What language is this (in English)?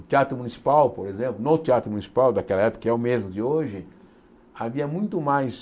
Portuguese